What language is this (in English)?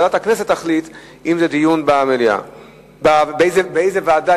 Hebrew